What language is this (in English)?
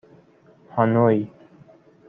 Persian